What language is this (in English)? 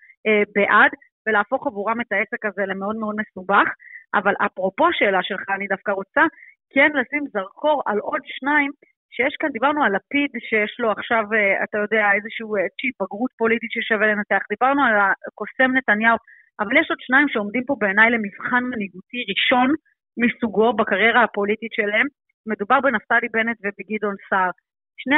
Hebrew